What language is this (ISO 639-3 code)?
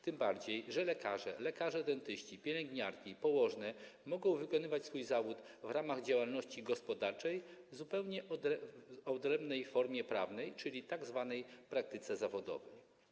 pol